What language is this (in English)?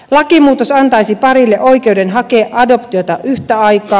Finnish